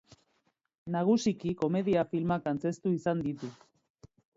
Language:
Basque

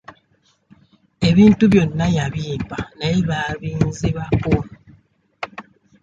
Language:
Ganda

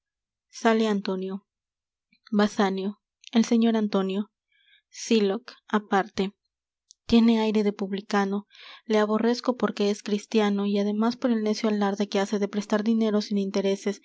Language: Spanish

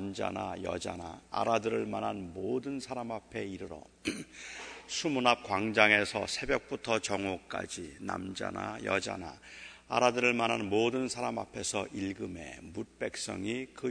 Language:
Korean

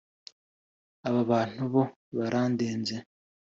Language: Kinyarwanda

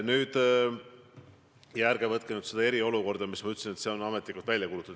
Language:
Estonian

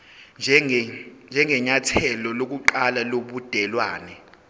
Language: Zulu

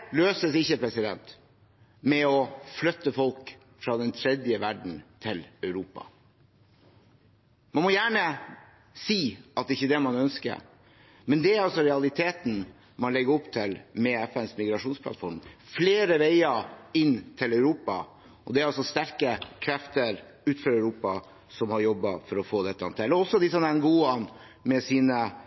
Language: Norwegian Bokmål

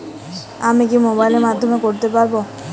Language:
Bangla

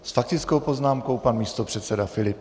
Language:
Czech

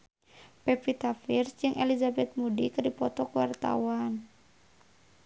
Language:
Sundanese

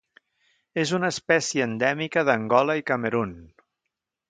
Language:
Catalan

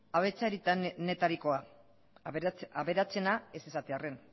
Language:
Basque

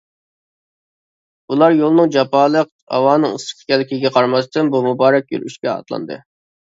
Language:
Uyghur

